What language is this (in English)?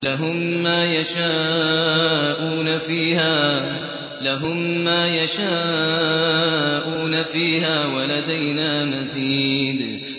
Arabic